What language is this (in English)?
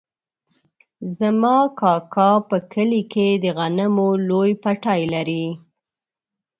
Pashto